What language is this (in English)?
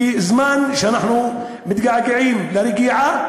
Hebrew